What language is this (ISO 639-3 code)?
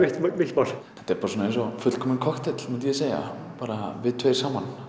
isl